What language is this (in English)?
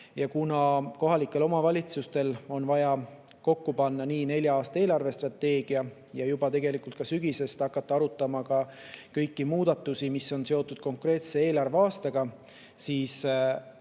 Estonian